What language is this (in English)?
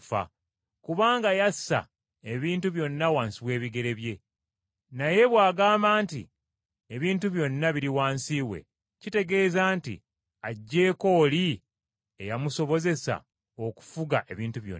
Ganda